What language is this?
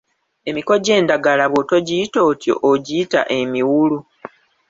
Ganda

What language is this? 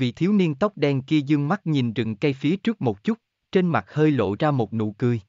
Vietnamese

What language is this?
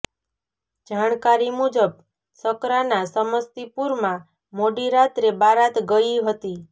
Gujarati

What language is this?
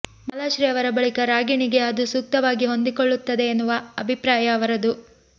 Kannada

